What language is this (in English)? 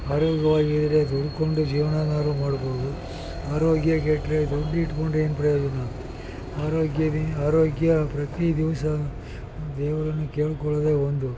Kannada